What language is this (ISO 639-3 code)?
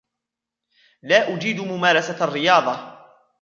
ara